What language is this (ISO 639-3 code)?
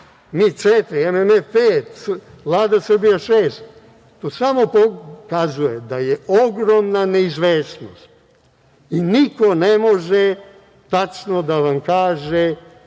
srp